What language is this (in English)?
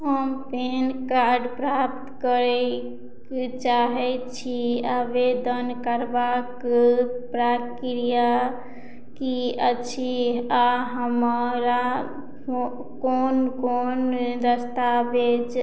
Maithili